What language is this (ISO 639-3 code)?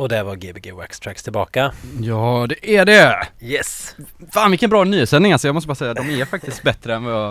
swe